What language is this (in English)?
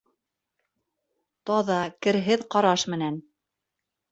Bashkir